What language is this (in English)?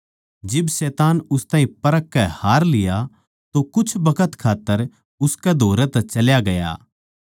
Haryanvi